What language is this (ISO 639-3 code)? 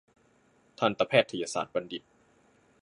tha